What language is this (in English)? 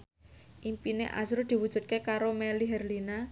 Javanese